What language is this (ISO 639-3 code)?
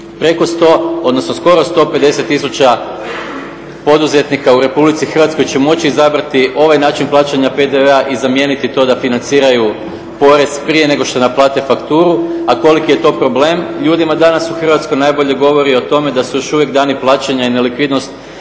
hrv